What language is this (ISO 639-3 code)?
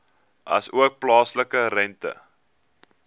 afr